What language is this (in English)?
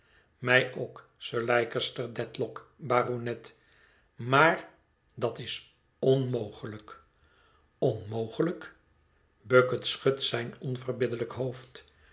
Dutch